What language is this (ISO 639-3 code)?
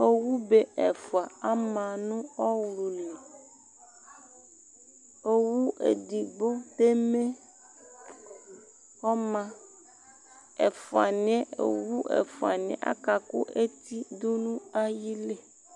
kpo